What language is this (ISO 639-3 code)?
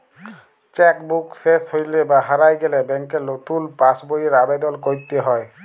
ben